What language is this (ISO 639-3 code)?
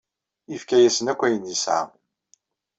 kab